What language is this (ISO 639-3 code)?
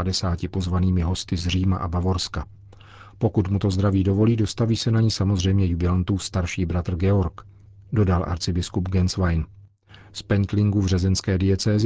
ces